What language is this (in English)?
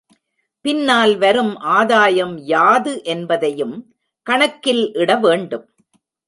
Tamil